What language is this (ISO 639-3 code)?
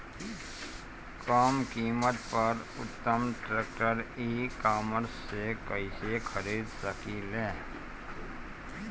bho